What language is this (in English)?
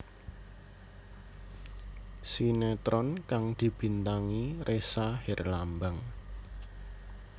Javanese